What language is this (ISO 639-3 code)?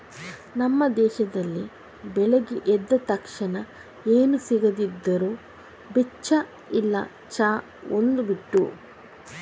kan